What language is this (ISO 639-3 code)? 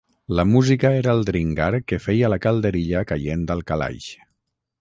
cat